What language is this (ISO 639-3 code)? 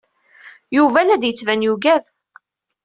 kab